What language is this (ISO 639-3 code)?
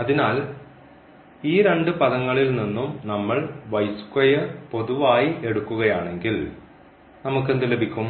mal